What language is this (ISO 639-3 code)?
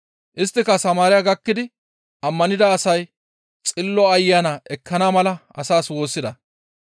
gmv